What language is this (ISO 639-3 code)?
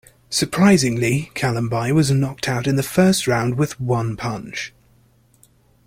eng